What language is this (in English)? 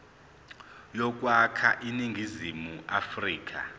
Zulu